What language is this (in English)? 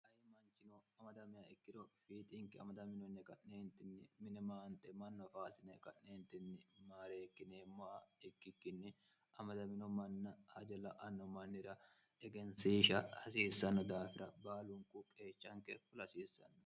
Sidamo